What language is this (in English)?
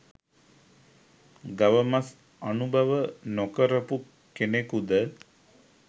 Sinhala